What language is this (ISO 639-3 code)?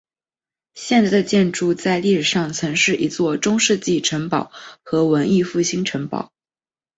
zho